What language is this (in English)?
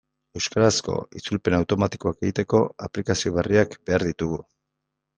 Basque